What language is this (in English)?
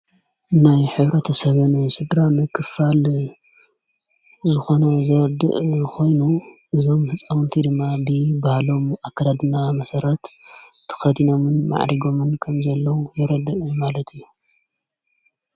Tigrinya